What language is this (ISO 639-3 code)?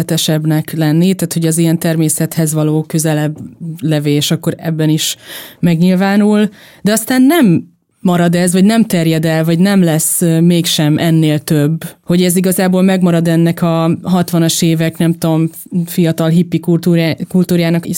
hun